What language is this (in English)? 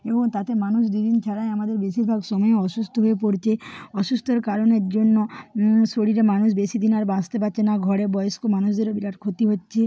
Bangla